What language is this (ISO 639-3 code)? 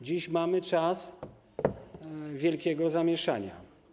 pol